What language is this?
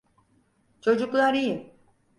Turkish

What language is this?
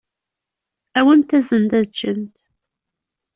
Kabyle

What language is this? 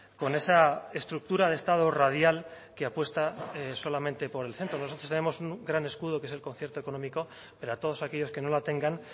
Spanish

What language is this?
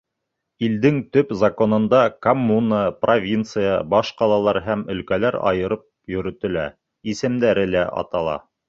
Bashkir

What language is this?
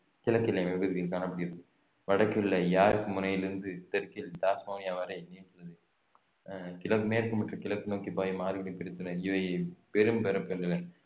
Tamil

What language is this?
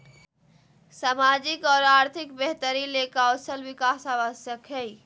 Magahi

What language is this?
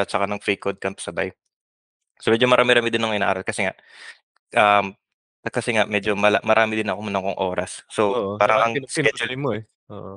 Filipino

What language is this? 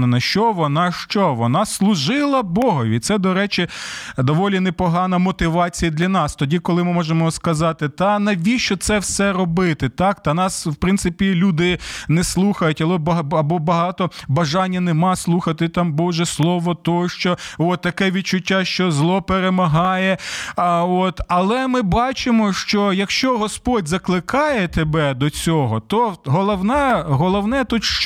Ukrainian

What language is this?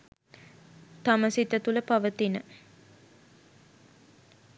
Sinhala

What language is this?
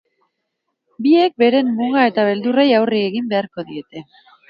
Basque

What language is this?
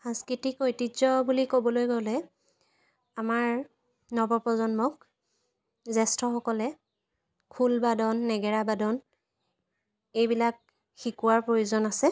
Assamese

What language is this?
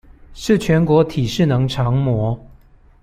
Chinese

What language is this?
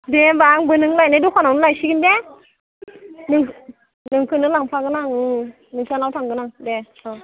Bodo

